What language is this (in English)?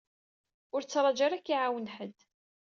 Kabyle